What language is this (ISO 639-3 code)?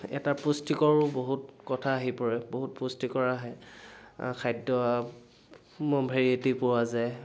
asm